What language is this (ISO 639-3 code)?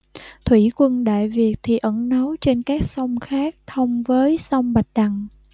vie